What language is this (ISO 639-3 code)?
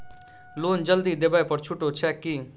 mai